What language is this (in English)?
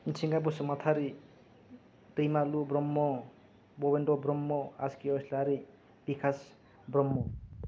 Bodo